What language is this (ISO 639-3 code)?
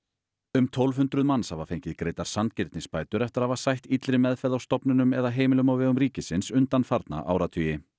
isl